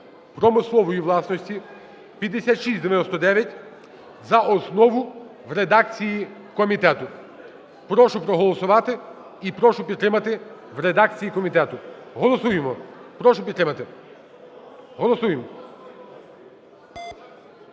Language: Ukrainian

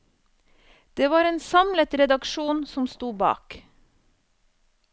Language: Norwegian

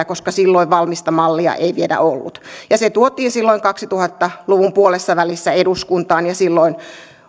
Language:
Finnish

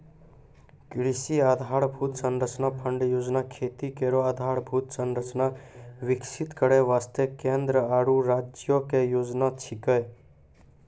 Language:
Maithili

